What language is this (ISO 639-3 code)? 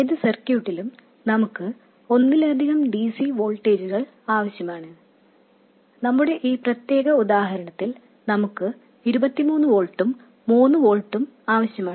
mal